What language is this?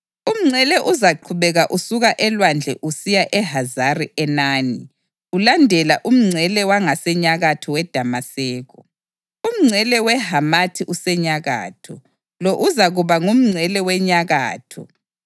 North Ndebele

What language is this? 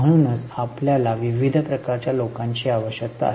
Marathi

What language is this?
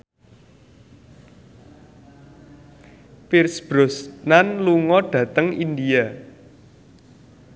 Javanese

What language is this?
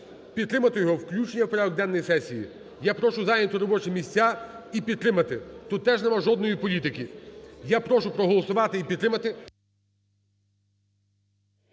Ukrainian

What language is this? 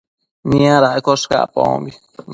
Matsés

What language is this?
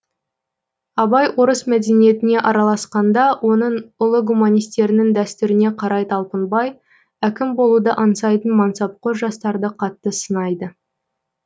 Kazakh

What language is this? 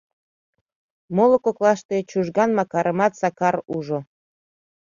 Mari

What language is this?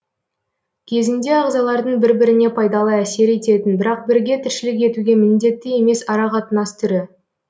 Kazakh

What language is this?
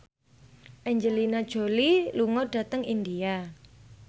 Javanese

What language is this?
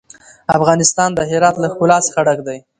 Pashto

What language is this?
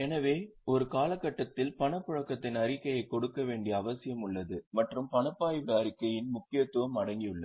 Tamil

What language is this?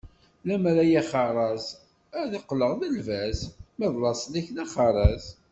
Kabyle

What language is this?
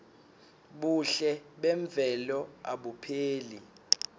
Swati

